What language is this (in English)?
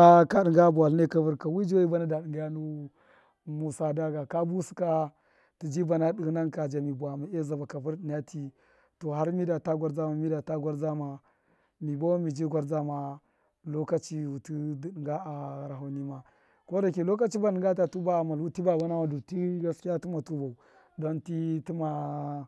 Miya